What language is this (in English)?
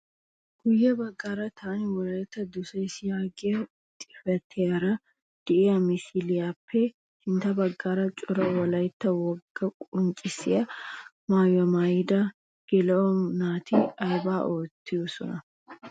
Wolaytta